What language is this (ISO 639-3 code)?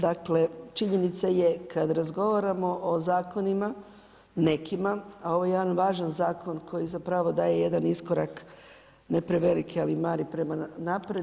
hrv